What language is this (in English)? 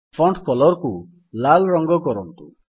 Odia